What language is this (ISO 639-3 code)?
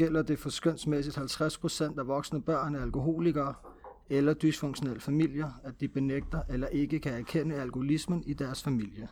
dan